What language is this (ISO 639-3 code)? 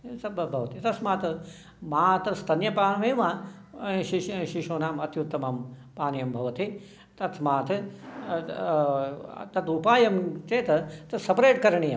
san